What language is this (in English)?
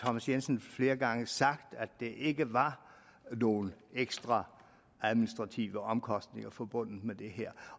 Danish